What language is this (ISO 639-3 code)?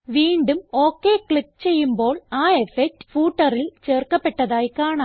mal